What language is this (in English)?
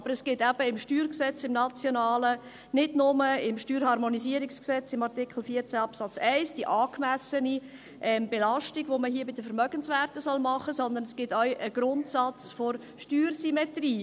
Swiss German